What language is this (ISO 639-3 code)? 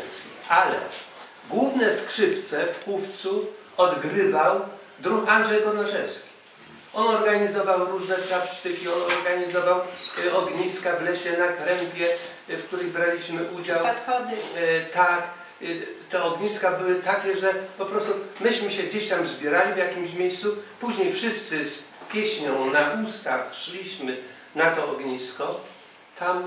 pol